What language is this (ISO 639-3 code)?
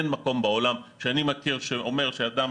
heb